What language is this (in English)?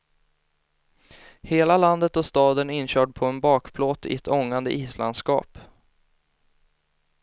Swedish